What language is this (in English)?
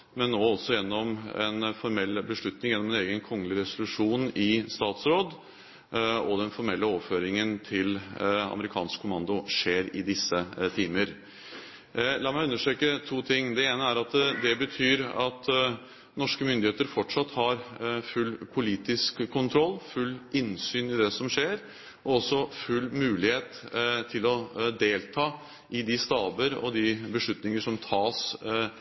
Norwegian Bokmål